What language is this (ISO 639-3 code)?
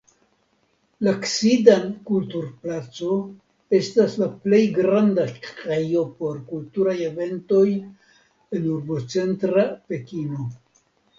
epo